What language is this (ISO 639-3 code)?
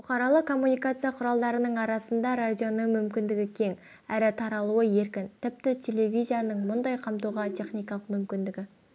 kaz